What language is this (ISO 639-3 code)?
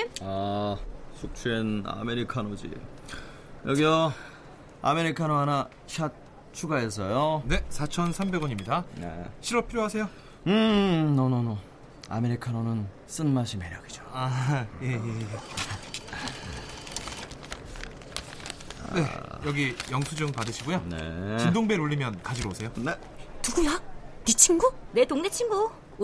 kor